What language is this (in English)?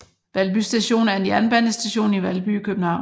Danish